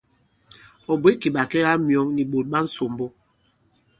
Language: Bankon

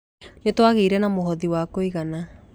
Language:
Kikuyu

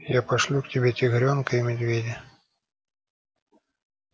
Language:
Russian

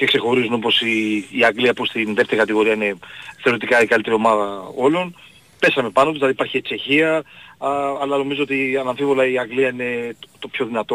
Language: Greek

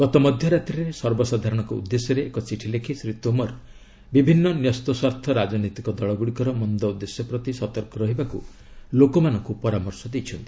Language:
Odia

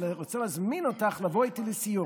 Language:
Hebrew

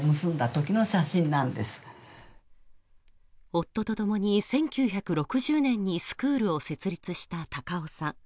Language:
Japanese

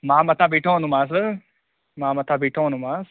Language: Sindhi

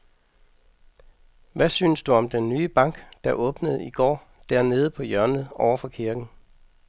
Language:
Danish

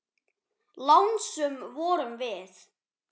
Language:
Icelandic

